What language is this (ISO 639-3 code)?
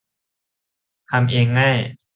tha